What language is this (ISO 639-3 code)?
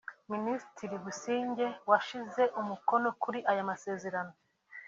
kin